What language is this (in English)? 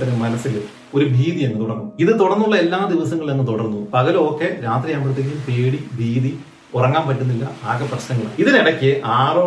Malayalam